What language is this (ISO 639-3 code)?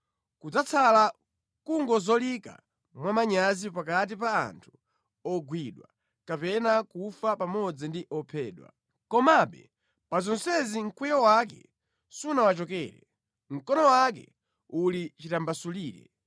nya